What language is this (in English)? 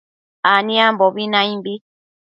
Matsés